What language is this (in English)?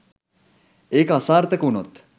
Sinhala